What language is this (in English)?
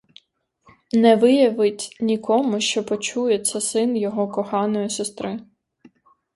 Ukrainian